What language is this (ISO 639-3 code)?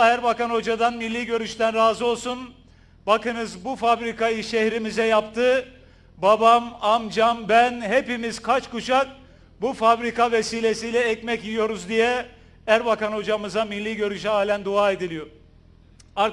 tur